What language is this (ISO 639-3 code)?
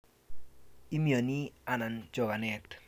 kln